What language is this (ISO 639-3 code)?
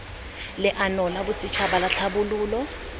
tsn